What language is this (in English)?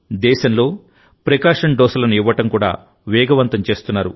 Telugu